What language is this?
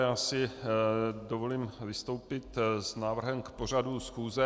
Czech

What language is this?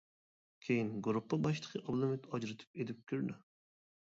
Uyghur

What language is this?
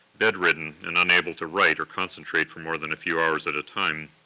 English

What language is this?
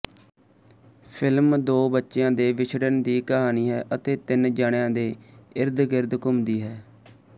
Punjabi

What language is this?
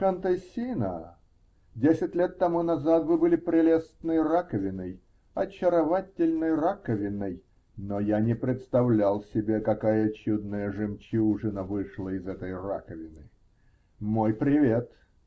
Russian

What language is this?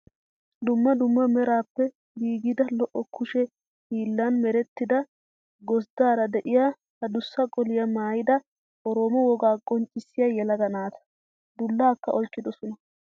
Wolaytta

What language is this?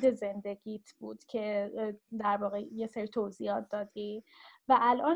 Persian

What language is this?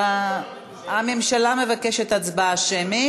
Hebrew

